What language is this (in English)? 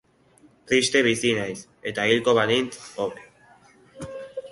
Basque